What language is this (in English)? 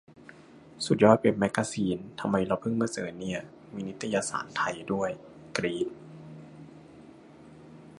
Thai